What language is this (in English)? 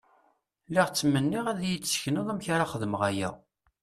Kabyle